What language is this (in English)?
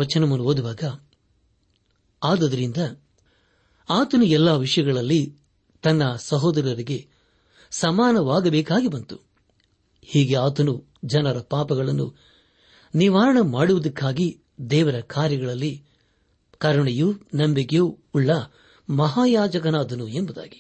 Kannada